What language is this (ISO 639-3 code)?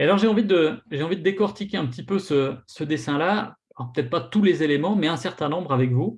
fra